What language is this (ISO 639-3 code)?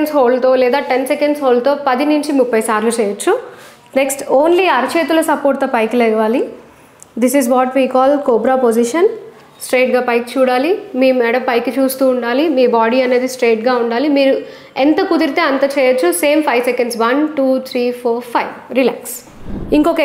tel